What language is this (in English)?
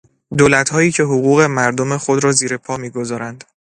Persian